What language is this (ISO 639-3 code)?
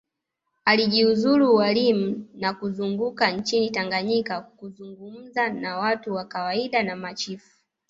swa